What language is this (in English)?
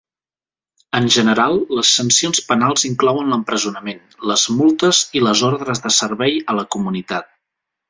Catalan